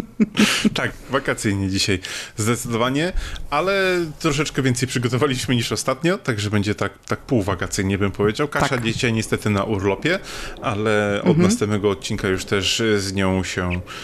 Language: Polish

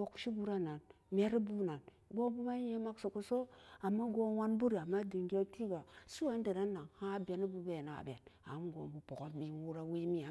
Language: Samba Daka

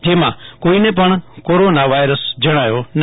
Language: Gujarati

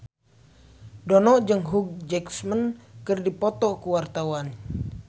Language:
Sundanese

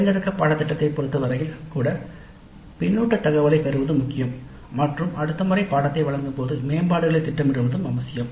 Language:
Tamil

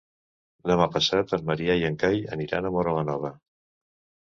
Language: Catalan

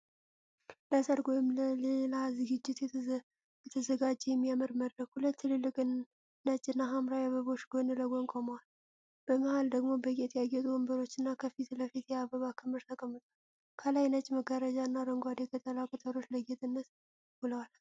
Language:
Amharic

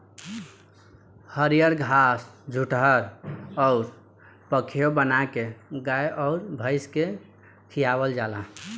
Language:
Bhojpuri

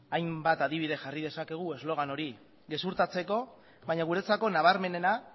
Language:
Basque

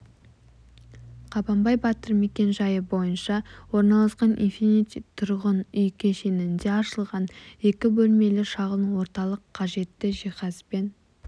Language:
Kazakh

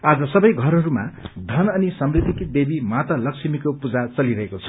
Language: Nepali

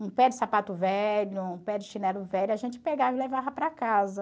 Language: Portuguese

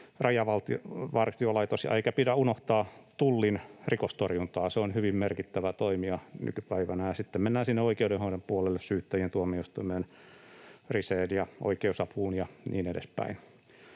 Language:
Finnish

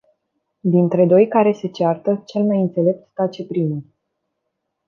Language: Romanian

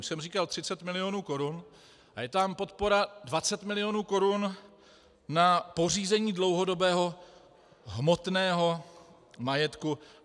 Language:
Czech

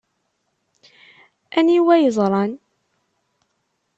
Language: Kabyle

